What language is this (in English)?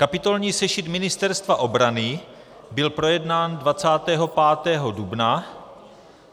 Czech